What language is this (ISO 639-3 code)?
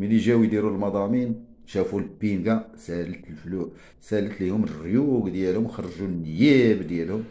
ara